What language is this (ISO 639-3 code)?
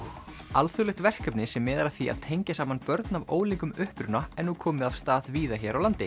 isl